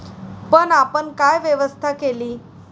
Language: Marathi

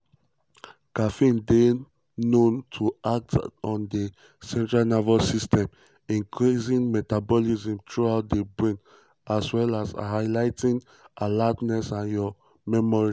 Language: Nigerian Pidgin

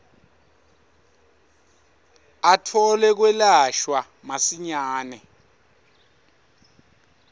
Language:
Swati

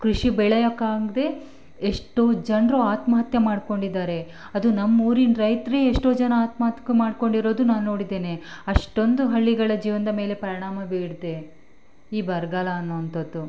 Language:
Kannada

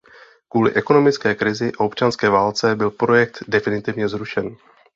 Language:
Czech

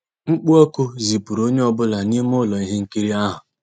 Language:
Igbo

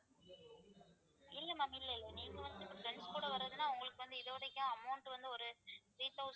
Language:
Tamil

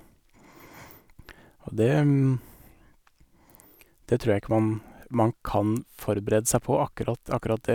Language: Norwegian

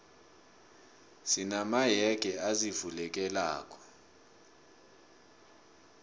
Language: South Ndebele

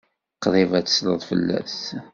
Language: Kabyle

